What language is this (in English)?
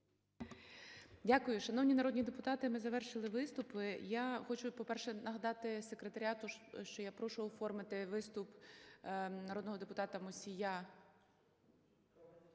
Ukrainian